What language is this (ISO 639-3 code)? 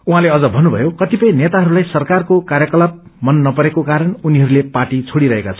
nep